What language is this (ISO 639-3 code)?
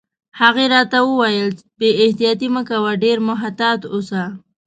pus